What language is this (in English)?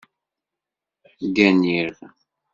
Kabyle